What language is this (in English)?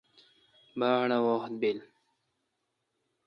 Kalkoti